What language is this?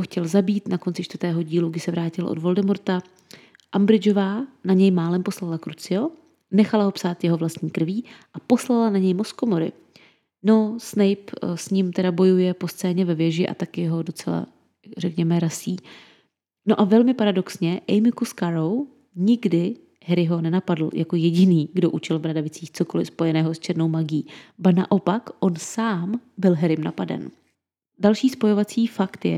Czech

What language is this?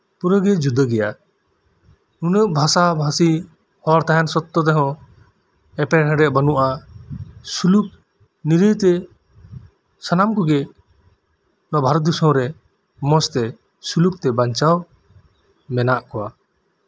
Santali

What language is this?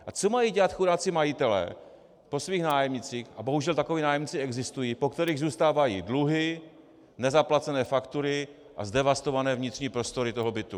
Czech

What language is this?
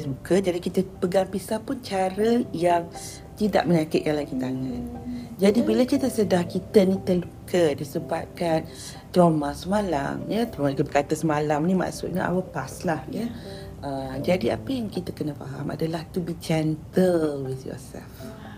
Malay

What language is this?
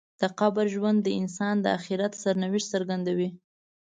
Pashto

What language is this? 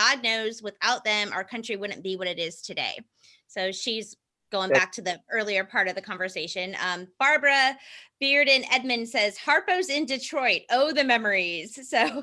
English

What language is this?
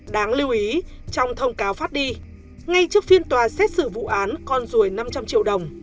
Vietnamese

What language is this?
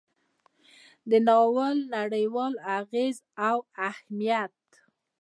Pashto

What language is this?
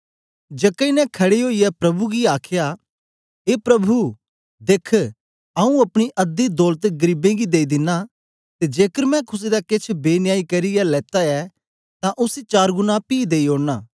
Dogri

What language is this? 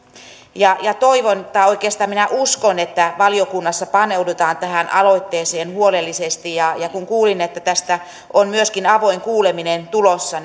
Finnish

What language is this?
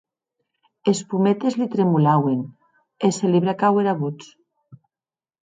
Occitan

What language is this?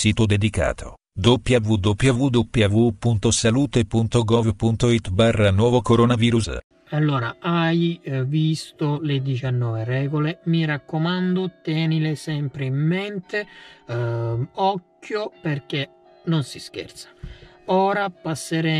Italian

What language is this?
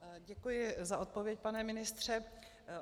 Czech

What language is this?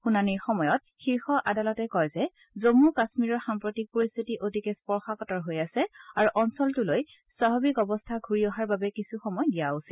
Assamese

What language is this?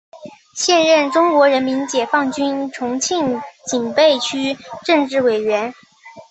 Chinese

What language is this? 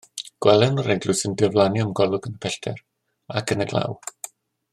Welsh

